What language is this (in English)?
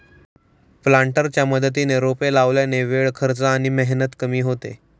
Marathi